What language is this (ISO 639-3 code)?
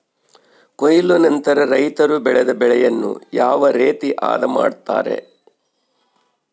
kan